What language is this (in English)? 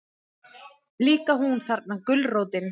Icelandic